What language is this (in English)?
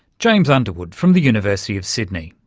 English